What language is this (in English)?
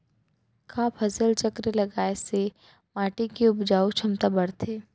Chhattisgarhi